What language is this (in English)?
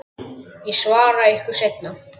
Icelandic